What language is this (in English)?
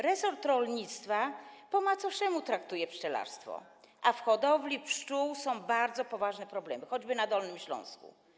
Polish